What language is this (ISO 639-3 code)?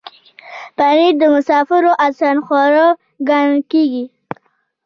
pus